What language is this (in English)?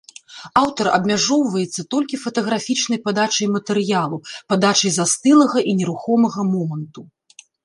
Belarusian